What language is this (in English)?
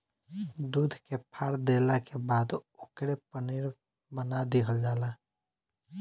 Bhojpuri